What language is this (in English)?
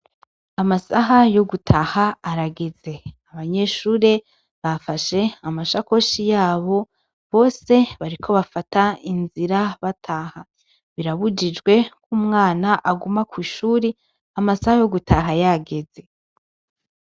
Rundi